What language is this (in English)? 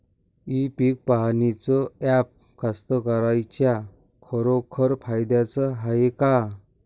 Marathi